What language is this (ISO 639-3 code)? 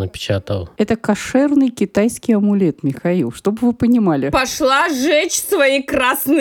rus